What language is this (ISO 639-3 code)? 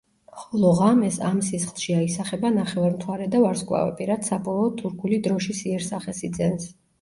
kat